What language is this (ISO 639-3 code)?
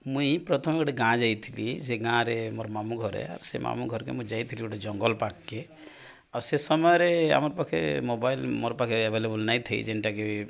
ori